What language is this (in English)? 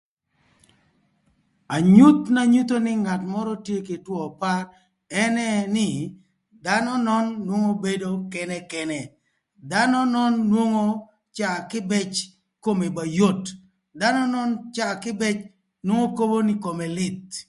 Thur